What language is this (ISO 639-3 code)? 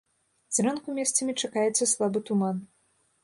bel